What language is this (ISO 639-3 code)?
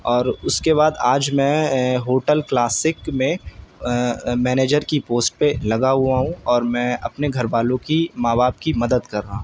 urd